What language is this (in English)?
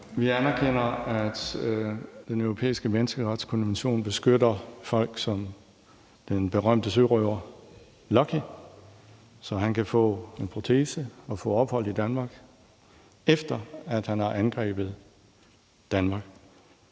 Danish